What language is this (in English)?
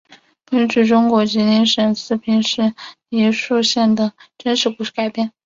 Chinese